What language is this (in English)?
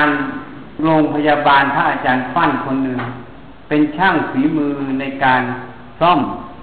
Thai